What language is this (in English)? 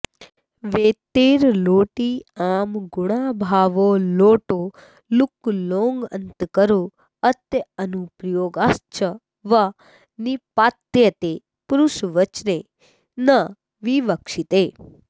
Sanskrit